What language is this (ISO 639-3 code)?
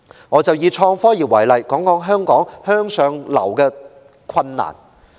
yue